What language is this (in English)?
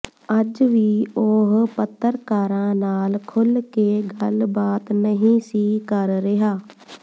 Punjabi